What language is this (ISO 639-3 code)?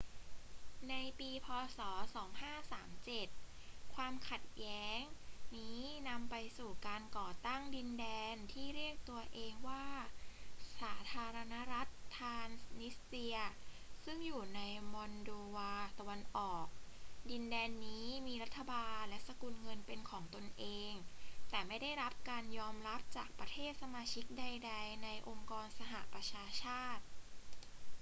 tha